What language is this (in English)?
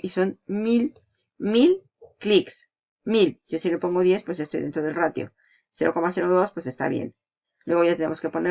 Spanish